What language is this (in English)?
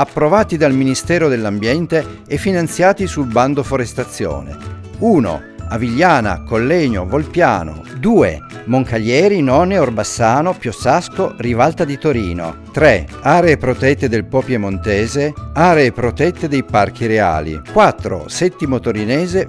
Italian